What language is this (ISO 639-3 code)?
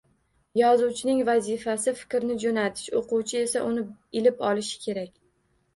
uzb